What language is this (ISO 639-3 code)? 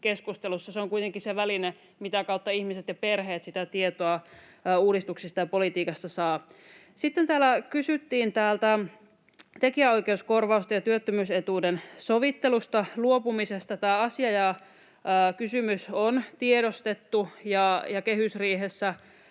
fin